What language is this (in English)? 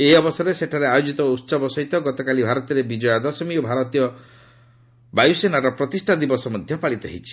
Odia